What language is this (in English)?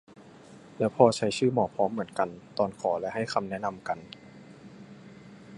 Thai